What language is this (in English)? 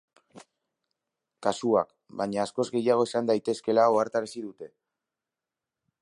Basque